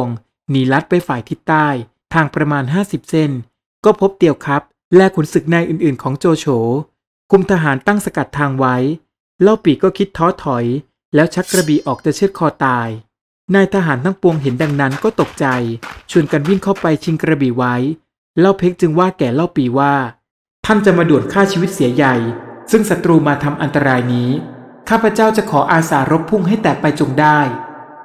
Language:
Thai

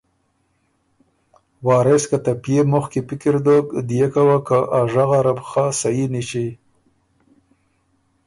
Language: Ormuri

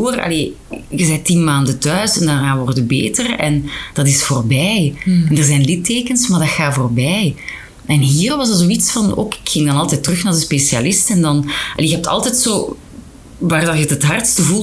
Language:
Dutch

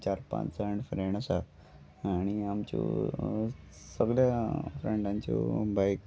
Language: Konkani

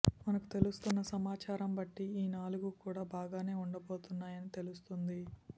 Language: Telugu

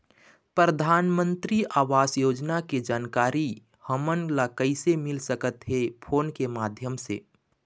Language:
Chhattisgarhi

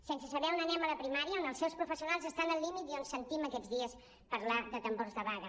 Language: Catalan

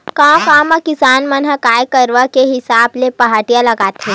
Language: Chhattisgarhi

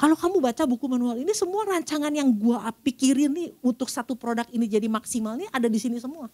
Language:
Indonesian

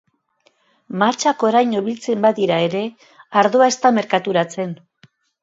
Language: Basque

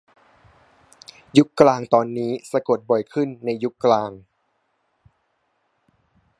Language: Thai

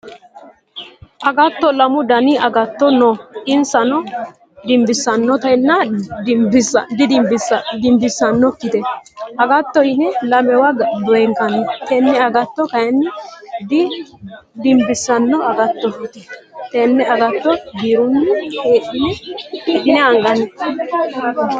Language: Sidamo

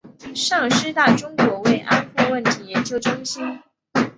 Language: Chinese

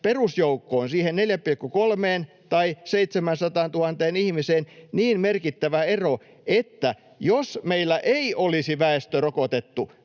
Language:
Finnish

